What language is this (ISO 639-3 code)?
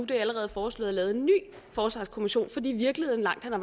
dan